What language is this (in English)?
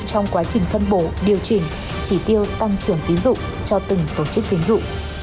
Vietnamese